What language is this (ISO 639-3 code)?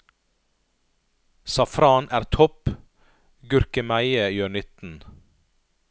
nor